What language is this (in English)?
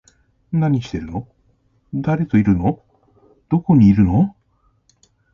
Japanese